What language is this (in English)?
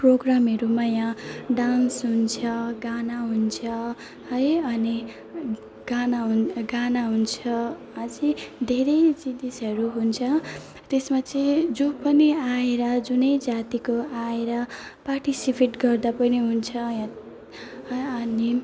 Nepali